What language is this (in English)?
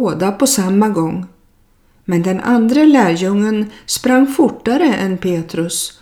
Swedish